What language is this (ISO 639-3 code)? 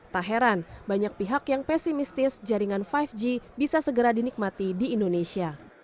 ind